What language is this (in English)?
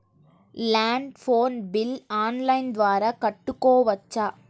Telugu